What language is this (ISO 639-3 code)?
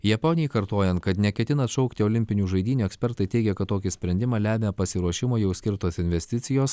lit